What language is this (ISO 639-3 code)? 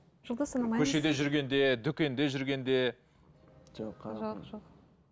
kaz